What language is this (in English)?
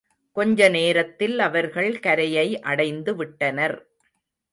Tamil